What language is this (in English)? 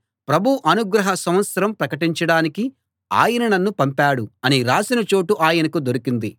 Telugu